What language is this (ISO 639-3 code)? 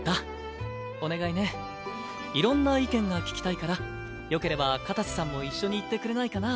jpn